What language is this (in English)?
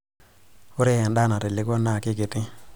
Masai